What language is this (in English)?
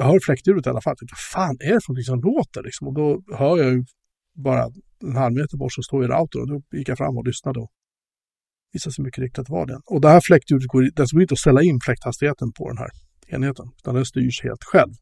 Swedish